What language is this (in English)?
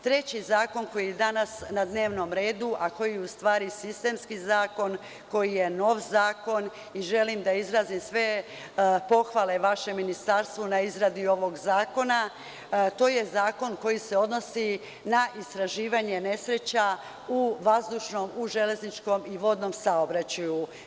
Serbian